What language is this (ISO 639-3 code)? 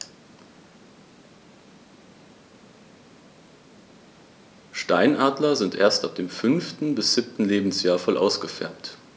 deu